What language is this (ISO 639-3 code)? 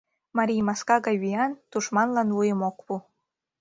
chm